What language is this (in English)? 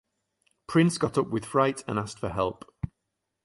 English